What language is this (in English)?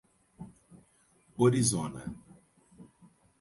Portuguese